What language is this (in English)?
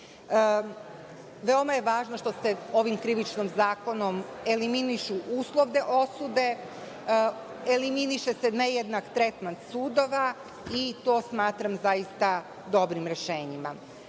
Serbian